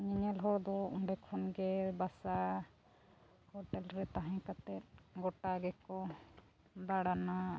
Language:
Santali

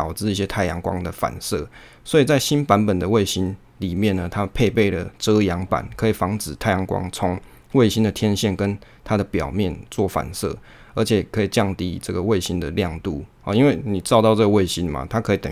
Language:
Chinese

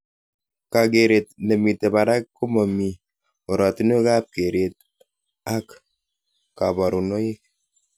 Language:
Kalenjin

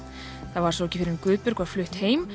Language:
Icelandic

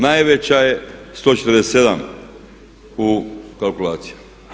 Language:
Croatian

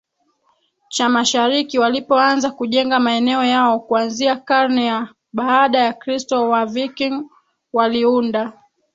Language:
Swahili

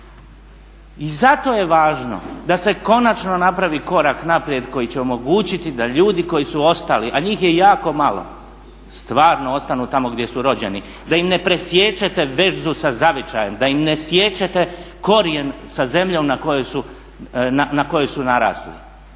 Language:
Croatian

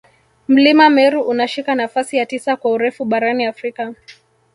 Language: Swahili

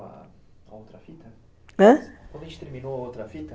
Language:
Portuguese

